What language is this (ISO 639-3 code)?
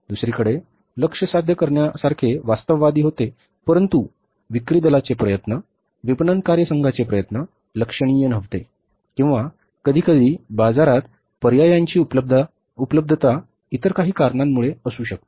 mar